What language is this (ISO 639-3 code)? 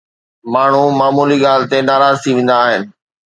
snd